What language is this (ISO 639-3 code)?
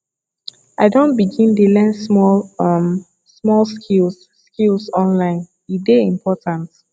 pcm